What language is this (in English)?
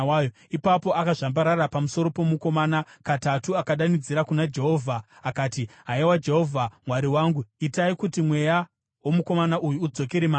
Shona